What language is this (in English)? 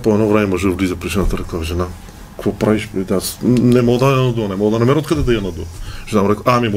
Bulgarian